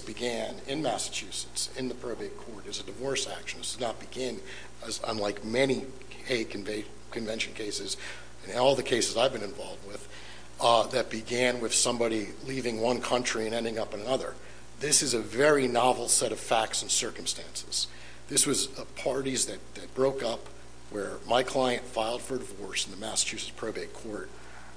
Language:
English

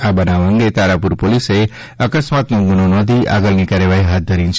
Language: Gujarati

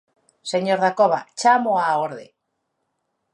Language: Galician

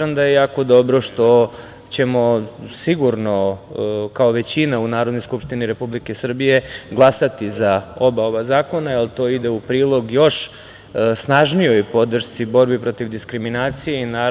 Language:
Serbian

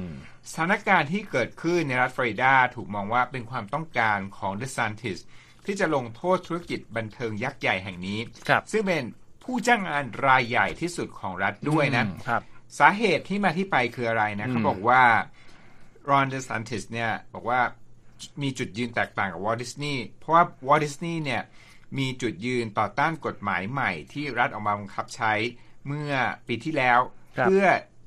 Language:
Thai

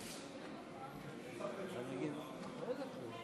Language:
Hebrew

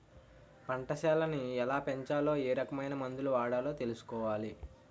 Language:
Telugu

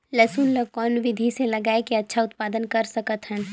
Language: Chhattisgarhi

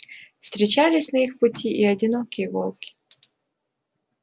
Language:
Russian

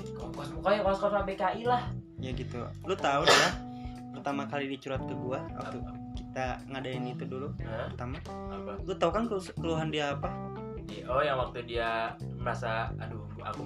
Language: Indonesian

